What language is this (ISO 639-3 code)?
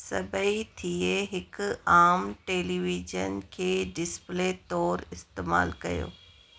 snd